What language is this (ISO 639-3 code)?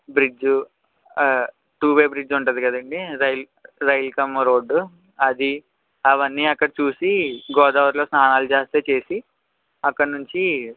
tel